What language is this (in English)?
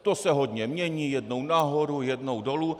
Czech